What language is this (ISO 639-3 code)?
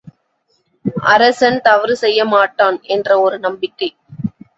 tam